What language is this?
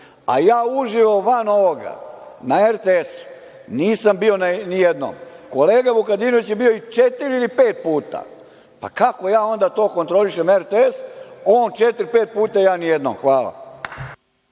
Serbian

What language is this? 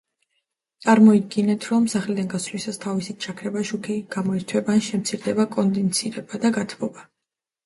Georgian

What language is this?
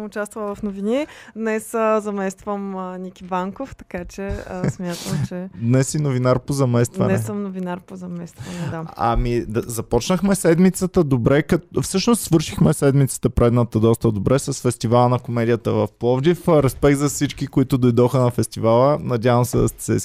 Bulgarian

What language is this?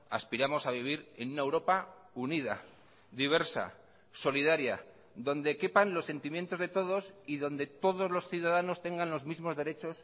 Spanish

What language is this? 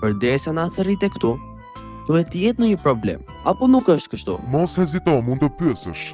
Albanian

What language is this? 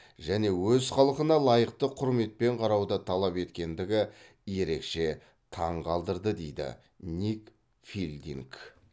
Kazakh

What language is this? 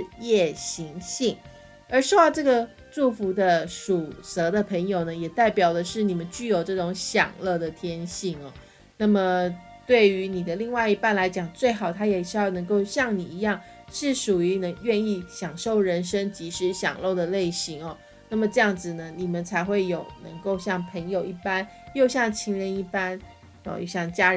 Chinese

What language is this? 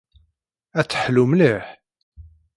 Kabyle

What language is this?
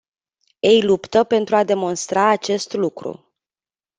Romanian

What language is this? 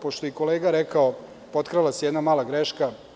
Serbian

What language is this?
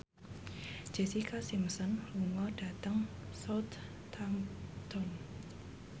Javanese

